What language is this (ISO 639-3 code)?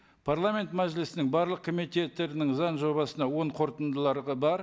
kaz